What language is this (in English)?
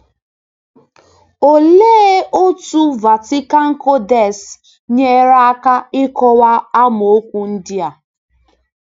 Igbo